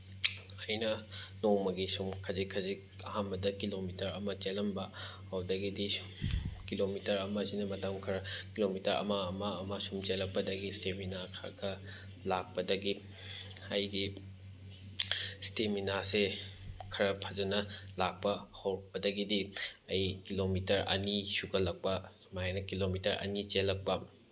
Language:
Manipuri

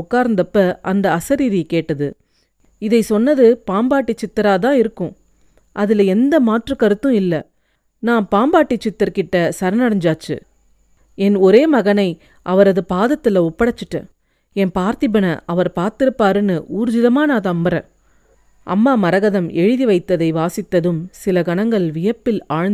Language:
Tamil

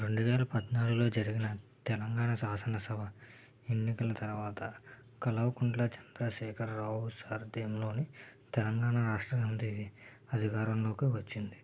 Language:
Telugu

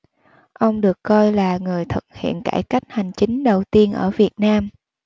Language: Vietnamese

